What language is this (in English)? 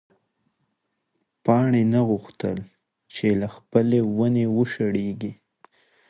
Pashto